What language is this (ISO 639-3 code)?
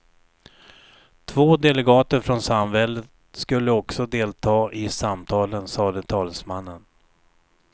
swe